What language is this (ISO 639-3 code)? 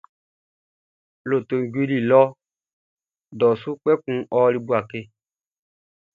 bci